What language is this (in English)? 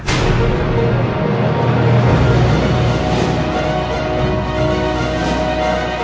Thai